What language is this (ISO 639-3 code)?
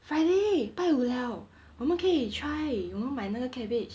eng